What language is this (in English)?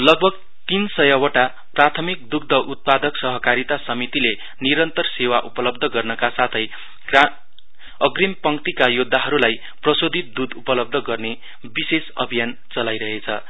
Nepali